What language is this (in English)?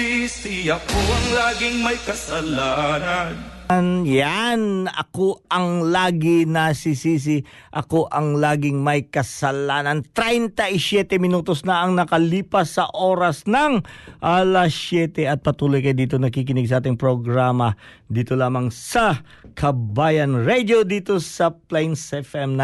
Filipino